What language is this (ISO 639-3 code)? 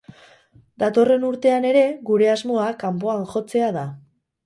eus